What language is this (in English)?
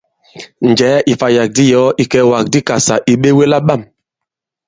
Bankon